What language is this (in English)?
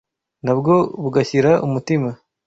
Kinyarwanda